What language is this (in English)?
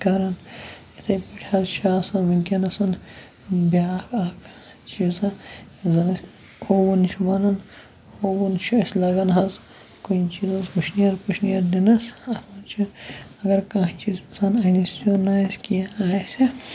Kashmiri